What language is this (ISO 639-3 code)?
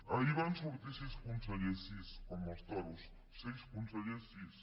cat